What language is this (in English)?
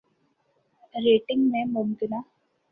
Urdu